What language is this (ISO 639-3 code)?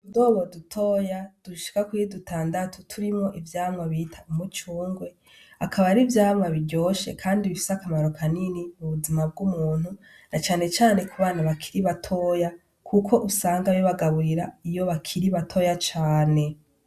run